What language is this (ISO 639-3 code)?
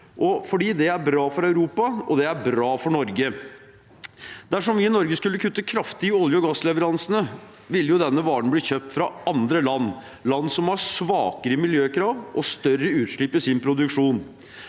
nor